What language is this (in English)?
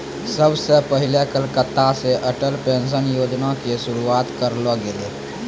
Maithili